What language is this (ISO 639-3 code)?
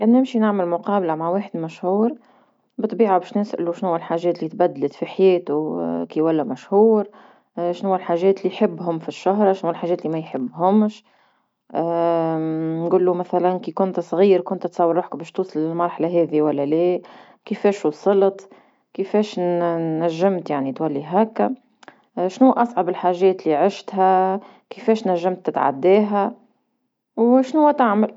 aeb